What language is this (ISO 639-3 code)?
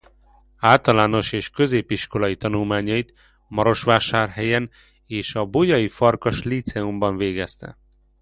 hun